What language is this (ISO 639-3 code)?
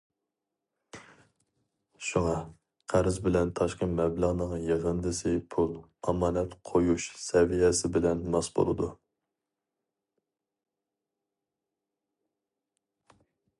uig